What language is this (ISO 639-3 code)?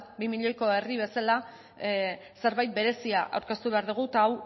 eus